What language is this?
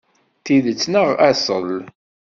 Kabyle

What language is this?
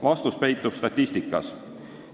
Estonian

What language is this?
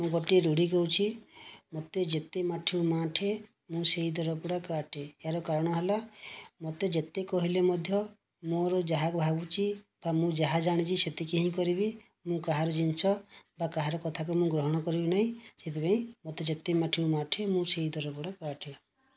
Odia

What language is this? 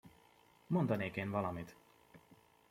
Hungarian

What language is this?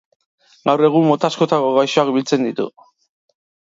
Basque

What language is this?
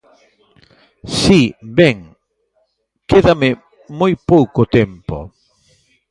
Galician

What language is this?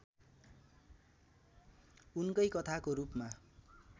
Nepali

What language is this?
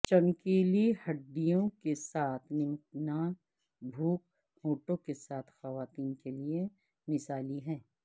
Urdu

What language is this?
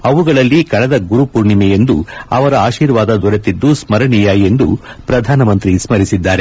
Kannada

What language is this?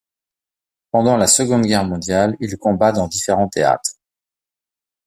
French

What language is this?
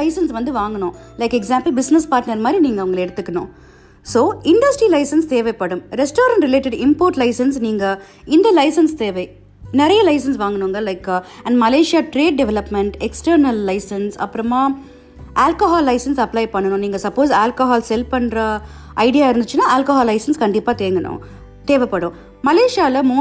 Tamil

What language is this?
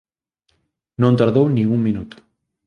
Galician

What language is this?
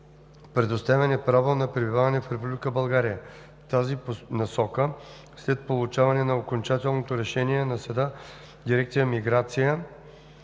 Bulgarian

